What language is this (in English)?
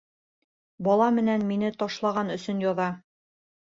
Bashkir